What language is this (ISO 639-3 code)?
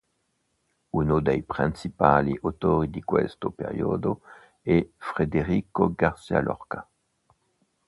ita